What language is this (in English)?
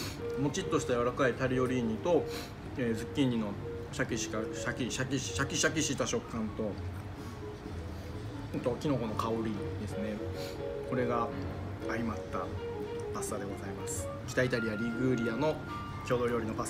Japanese